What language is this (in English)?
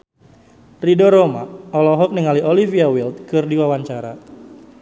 Sundanese